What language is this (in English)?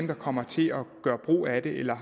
Danish